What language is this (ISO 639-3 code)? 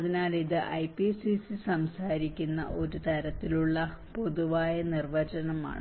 mal